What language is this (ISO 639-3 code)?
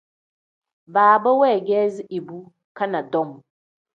kdh